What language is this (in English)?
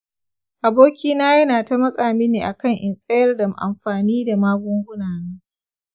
Hausa